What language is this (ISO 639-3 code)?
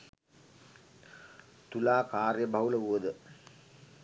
sin